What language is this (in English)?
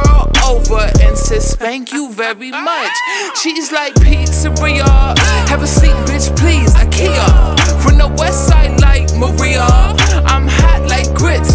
English